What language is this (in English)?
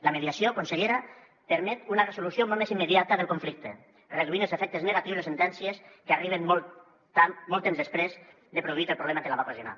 Catalan